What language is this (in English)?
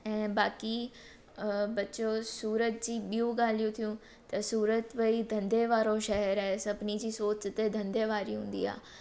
Sindhi